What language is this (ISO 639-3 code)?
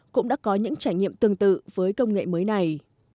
vie